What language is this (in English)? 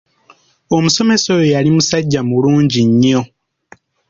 Ganda